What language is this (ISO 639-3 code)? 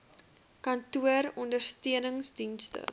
afr